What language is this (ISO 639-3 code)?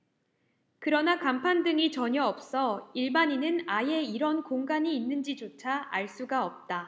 kor